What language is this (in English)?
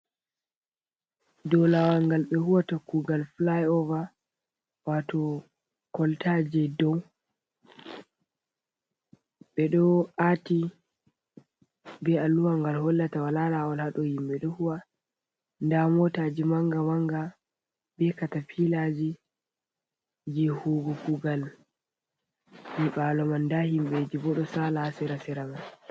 Fula